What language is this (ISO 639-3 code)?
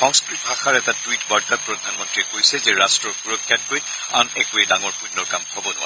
asm